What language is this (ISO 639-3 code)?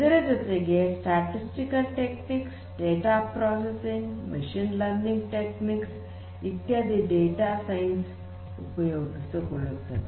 kan